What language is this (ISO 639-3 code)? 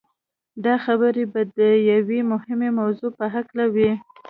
pus